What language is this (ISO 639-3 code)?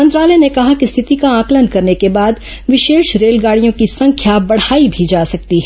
hin